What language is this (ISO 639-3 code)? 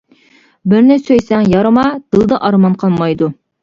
uig